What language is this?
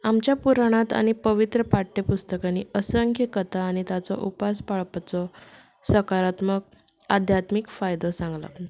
Konkani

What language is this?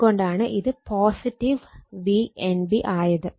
Malayalam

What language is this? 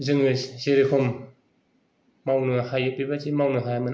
Bodo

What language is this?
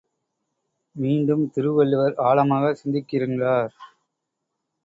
Tamil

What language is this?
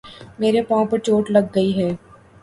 Urdu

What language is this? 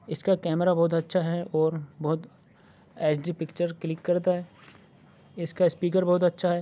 Urdu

